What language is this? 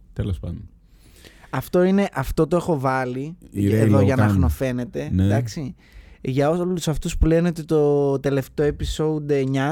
Greek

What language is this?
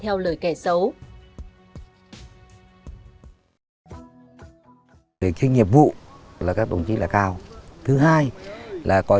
Vietnamese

